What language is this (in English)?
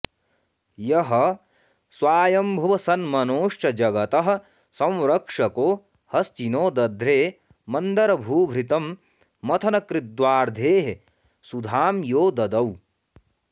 Sanskrit